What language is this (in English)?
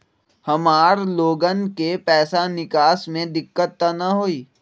Magahi